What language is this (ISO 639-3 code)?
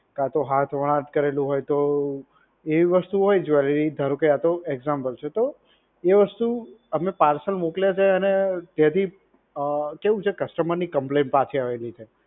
guj